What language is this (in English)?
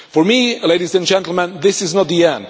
English